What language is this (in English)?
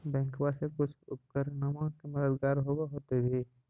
Magahi